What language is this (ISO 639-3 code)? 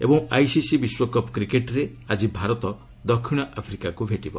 ori